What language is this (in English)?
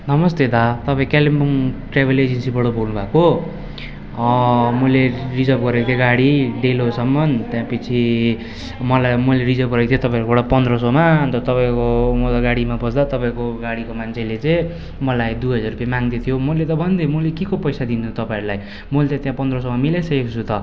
Nepali